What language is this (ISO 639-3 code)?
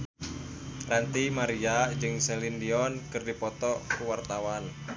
sun